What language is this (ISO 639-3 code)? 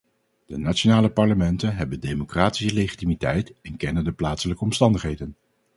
nld